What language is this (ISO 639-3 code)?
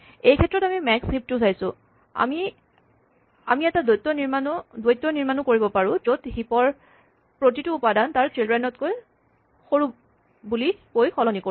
asm